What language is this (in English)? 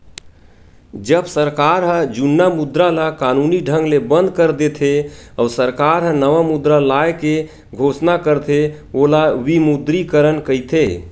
Chhattisgarhi